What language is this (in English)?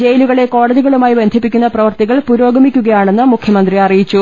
Malayalam